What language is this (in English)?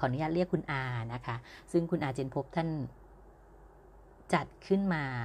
Thai